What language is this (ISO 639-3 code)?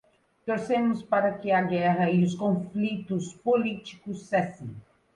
por